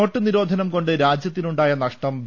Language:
Malayalam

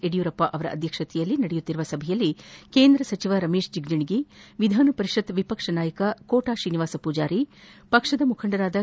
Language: Kannada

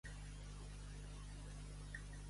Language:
Catalan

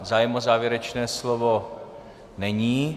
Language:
Czech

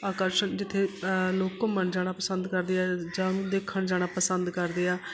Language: Punjabi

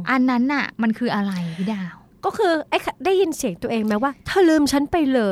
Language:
Thai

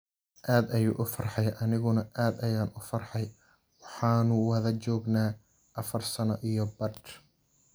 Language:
Somali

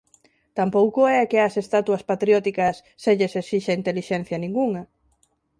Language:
Galician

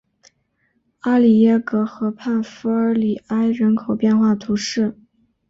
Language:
Chinese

